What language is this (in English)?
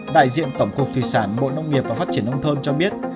Vietnamese